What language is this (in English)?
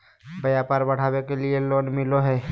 Magahi